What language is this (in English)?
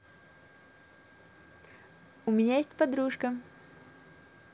Russian